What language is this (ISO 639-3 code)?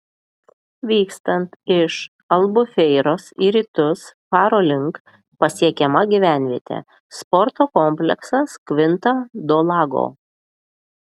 lit